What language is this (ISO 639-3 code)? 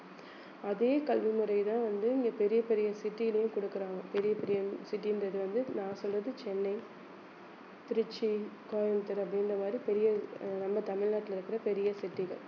tam